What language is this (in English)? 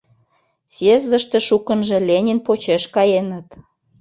Mari